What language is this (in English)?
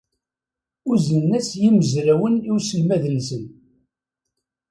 Kabyle